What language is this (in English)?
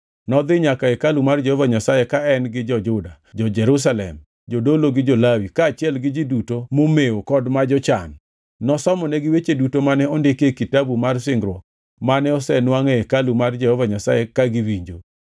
Luo (Kenya and Tanzania)